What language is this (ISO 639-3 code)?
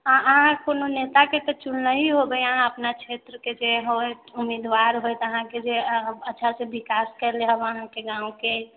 mai